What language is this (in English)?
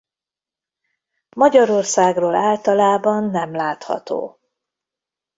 Hungarian